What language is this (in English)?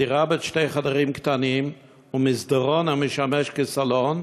Hebrew